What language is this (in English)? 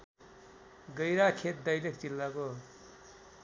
Nepali